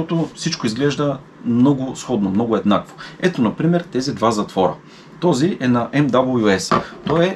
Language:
Bulgarian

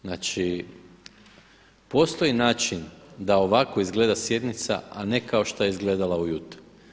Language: Croatian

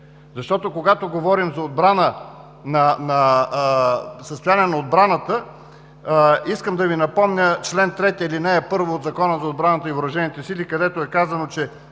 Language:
Bulgarian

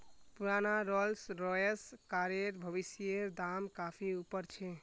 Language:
Magahi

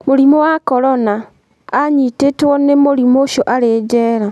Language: Kikuyu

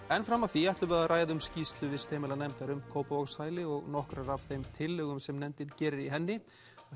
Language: Icelandic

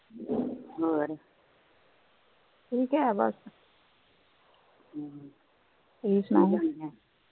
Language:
Punjabi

